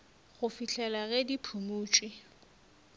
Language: Northern Sotho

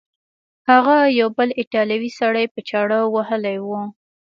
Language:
Pashto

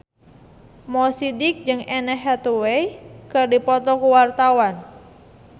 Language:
Sundanese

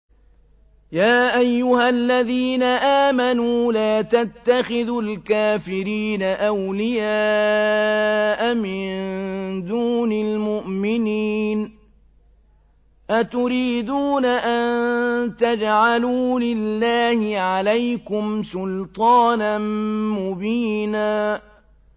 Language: Arabic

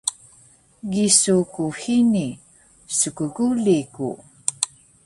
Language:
Taroko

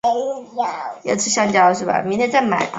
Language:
Chinese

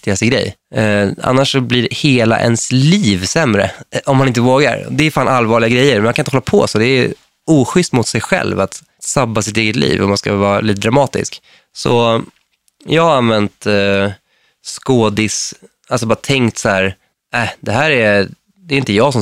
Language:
Swedish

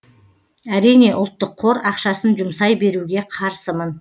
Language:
Kazakh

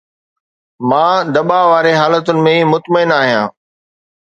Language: Sindhi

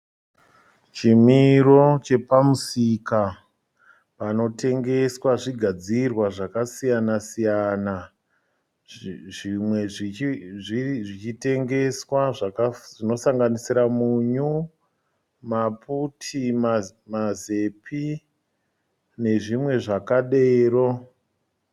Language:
Shona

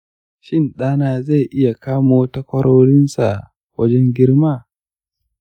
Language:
Hausa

